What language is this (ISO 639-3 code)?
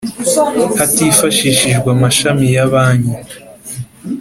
kin